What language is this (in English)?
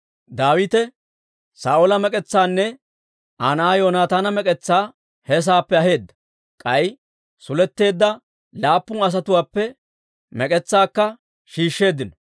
Dawro